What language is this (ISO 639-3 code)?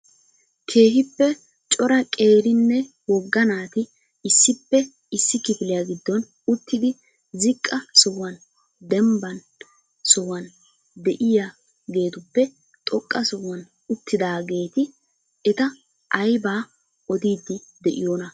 wal